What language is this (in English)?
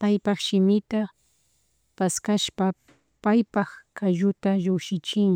Chimborazo Highland Quichua